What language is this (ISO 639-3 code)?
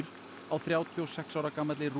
isl